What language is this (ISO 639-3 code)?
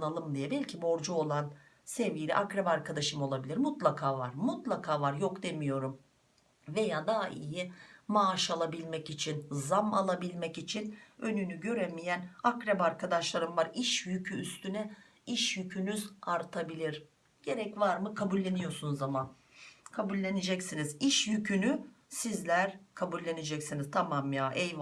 tur